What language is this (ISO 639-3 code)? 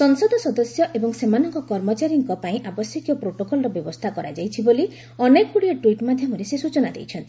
ori